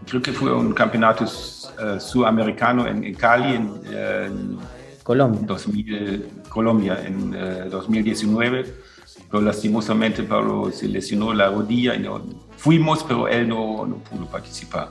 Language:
Spanish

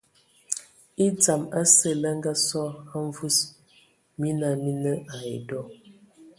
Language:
Ewondo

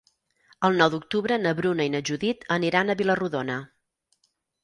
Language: Catalan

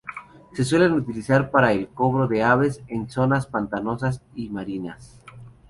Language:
Spanish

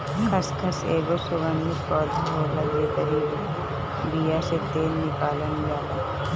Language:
Bhojpuri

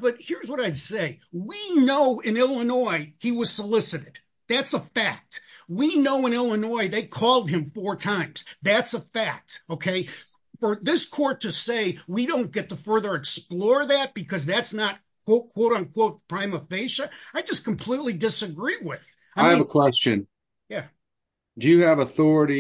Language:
English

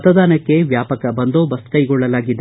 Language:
Kannada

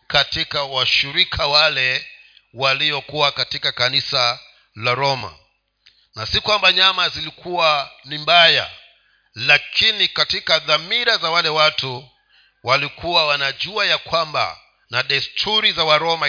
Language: Swahili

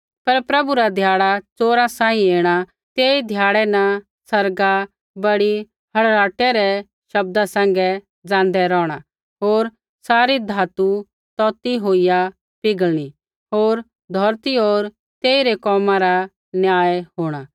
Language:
Kullu Pahari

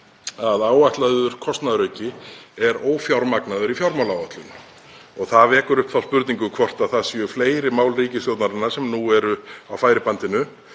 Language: Icelandic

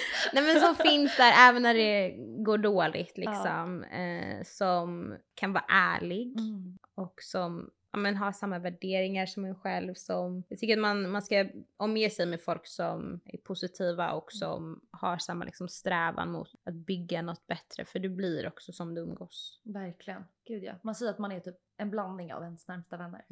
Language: Swedish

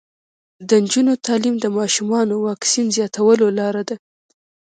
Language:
Pashto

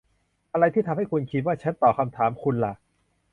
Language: Thai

